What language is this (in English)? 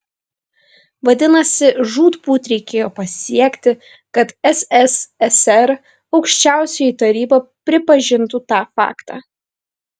Lithuanian